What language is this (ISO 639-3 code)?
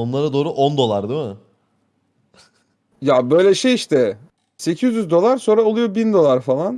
tur